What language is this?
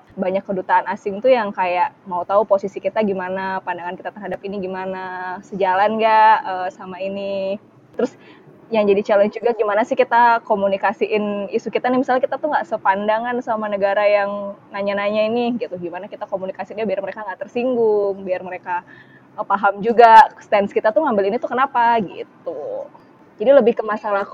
Indonesian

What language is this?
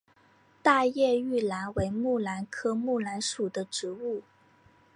Chinese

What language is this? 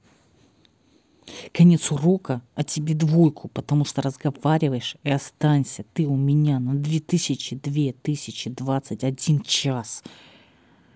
Russian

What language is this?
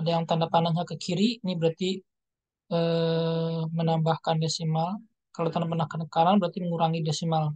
Indonesian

